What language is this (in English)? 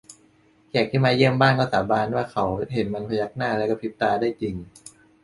Thai